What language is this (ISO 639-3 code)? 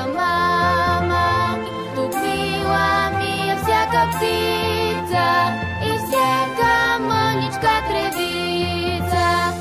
bul